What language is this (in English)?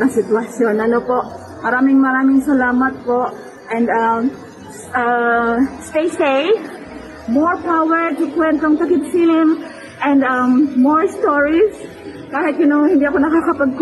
Filipino